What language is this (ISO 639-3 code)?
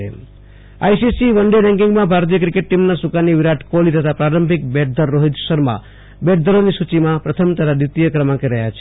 guj